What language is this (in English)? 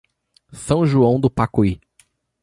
Portuguese